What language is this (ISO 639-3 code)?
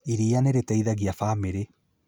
kik